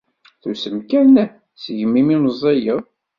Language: Kabyle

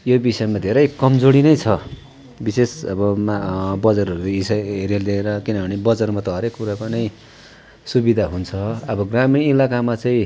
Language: Nepali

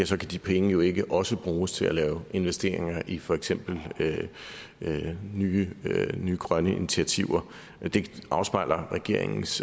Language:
Danish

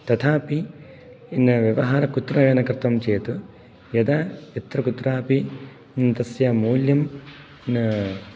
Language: Sanskrit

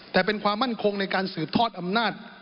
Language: Thai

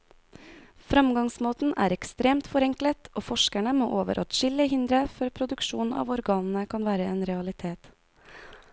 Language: Norwegian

